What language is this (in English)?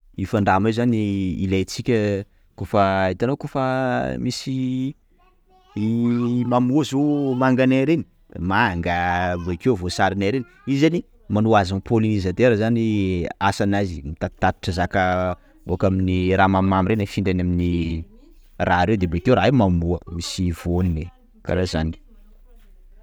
Sakalava Malagasy